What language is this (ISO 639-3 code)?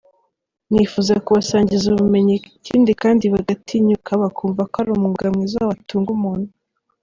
kin